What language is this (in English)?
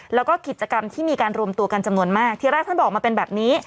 Thai